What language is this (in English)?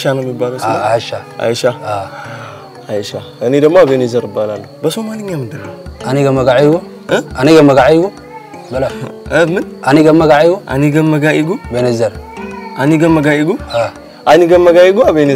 Arabic